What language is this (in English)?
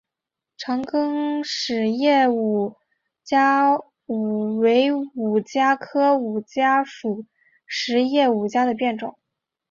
Chinese